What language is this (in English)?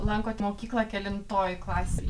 Lithuanian